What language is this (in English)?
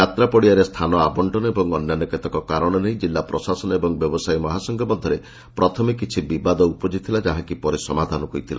Odia